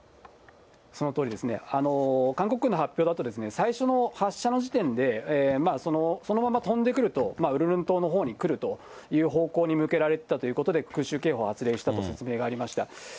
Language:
Japanese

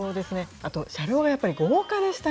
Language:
Japanese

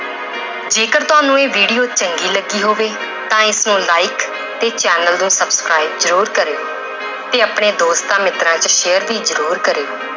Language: Punjabi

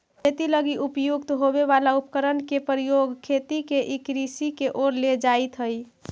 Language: Magahi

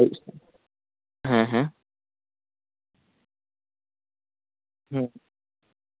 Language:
Santali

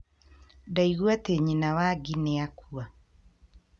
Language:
Kikuyu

